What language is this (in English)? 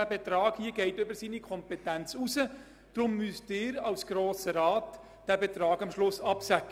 Swiss German